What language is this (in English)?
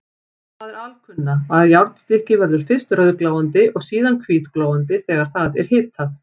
Icelandic